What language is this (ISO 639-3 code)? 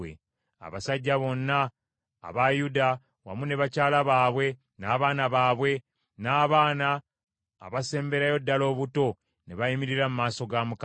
lug